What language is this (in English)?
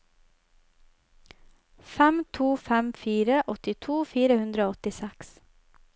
Norwegian